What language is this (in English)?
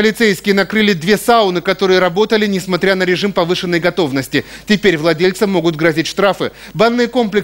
Russian